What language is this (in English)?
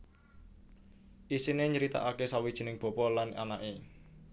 Javanese